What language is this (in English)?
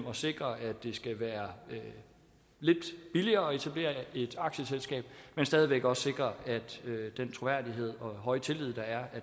Danish